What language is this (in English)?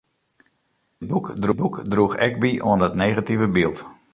Western Frisian